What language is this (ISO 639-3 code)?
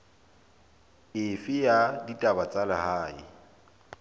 sot